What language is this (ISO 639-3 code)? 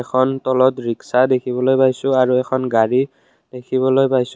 asm